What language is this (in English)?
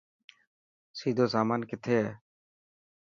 Dhatki